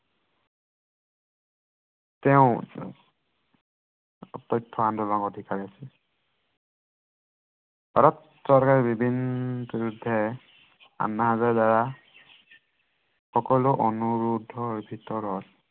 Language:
Assamese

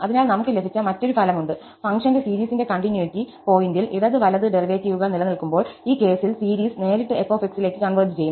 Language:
Malayalam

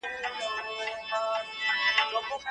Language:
Pashto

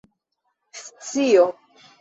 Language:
Esperanto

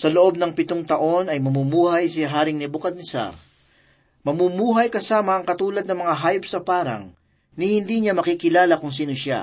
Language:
Filipino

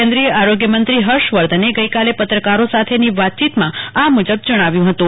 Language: Gujarati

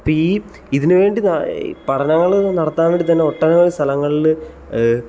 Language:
Malayalam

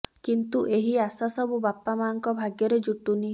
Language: Odia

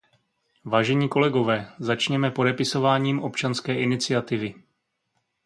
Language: Czech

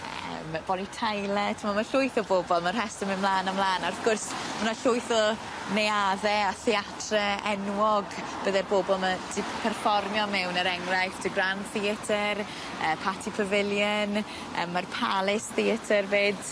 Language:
Welsh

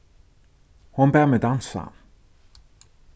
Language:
Faroese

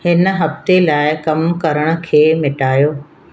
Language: Sindhi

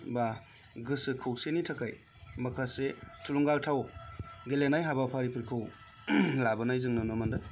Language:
Bodo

